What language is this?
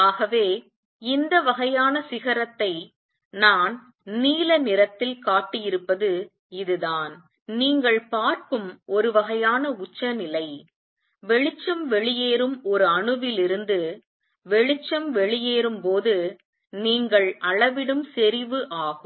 Tamil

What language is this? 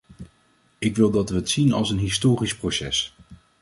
Dutch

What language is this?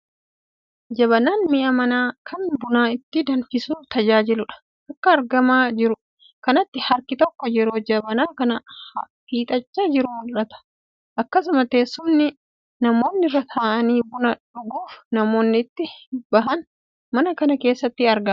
Oromo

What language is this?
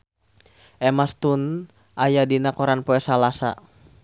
Sundanese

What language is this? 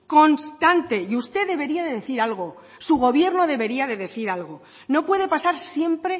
Spanish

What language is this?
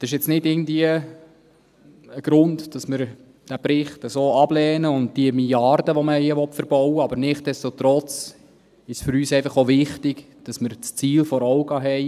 Swiss German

